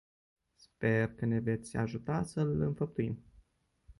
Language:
Romanian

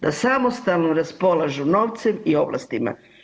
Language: Croatian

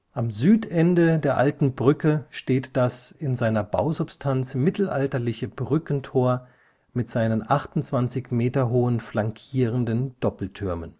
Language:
German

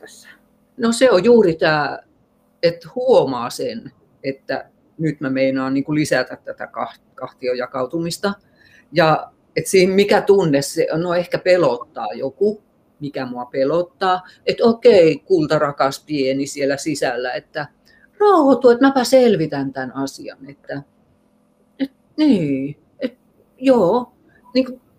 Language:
Finnish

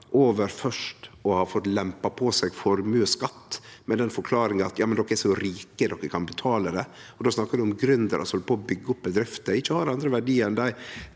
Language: Norwegian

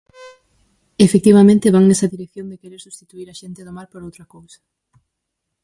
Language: Galician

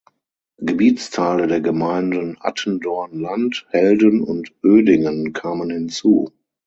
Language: German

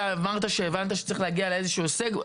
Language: Hebrew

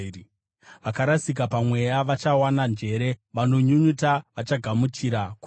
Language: Shona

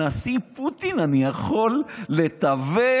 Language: Hebrew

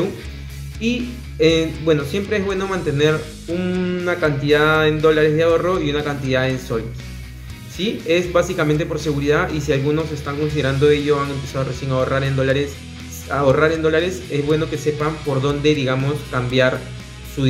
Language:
Spanish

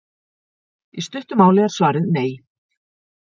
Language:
Icelandic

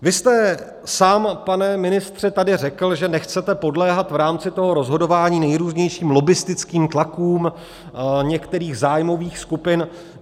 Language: Czech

